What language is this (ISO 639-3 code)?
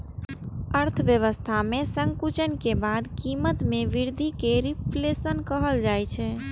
mai